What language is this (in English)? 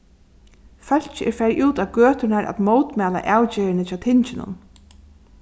Faroese